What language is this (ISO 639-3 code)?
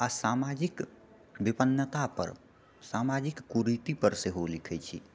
mai